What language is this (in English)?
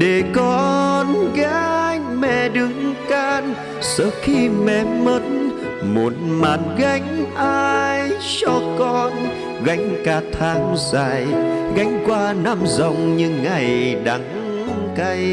Vietnamese